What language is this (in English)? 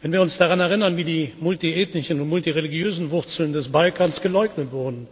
German